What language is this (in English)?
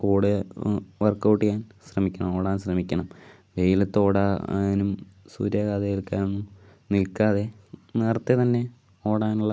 Malayalam